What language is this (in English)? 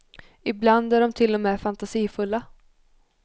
Swedish